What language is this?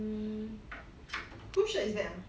English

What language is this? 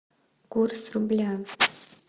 Russian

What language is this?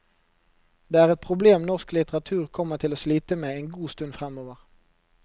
Norwegian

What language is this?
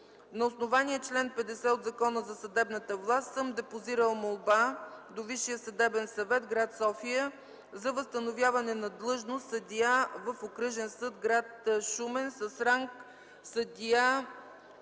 Bulgarian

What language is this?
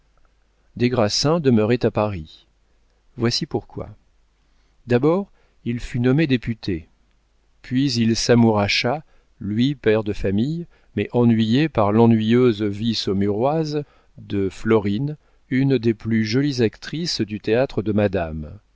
French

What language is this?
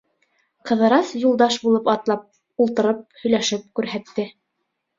Bashkir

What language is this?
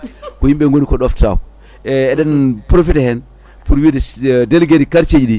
Fula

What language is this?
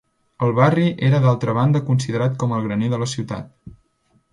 Catalan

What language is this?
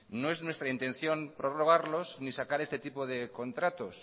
Spanish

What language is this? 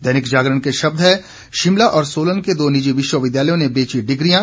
Hindi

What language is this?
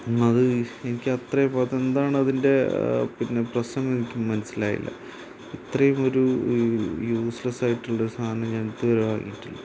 Malayalam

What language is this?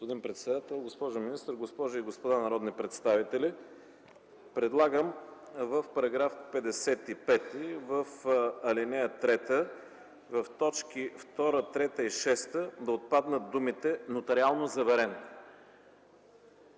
Bulgarian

